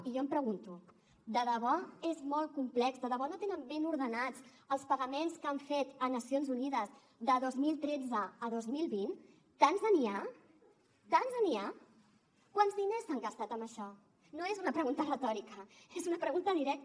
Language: Catalan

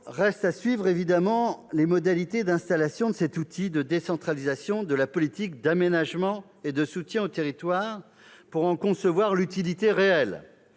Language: French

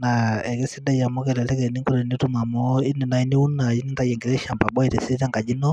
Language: Masai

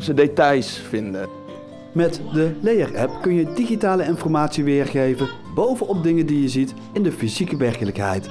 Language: Dutch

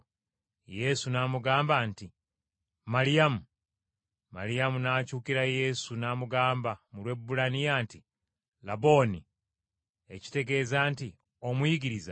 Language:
Ganda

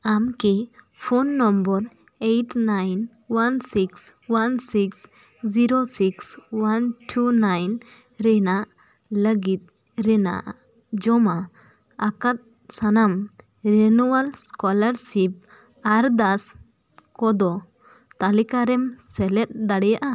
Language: Santali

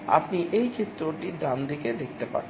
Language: Bangla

